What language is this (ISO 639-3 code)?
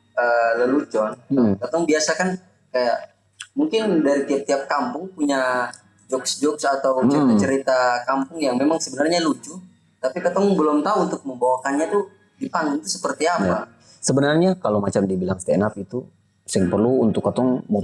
ind